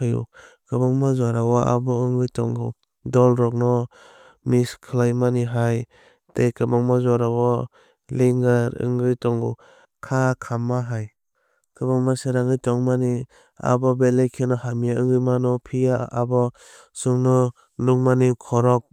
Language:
Kok Borok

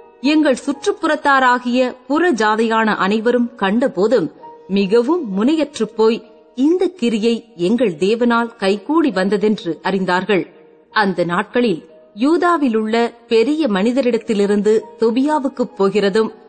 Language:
Tamil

